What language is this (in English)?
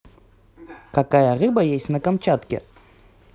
Russian